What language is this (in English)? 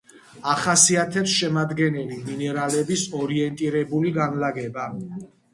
Georgian